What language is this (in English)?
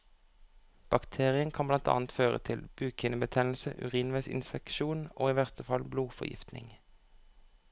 Norwegian